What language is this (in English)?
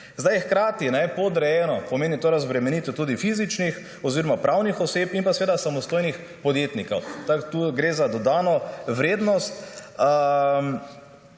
Slovenian